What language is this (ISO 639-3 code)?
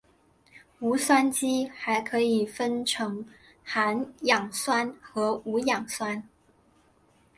zho